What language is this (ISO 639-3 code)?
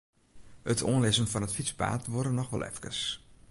fry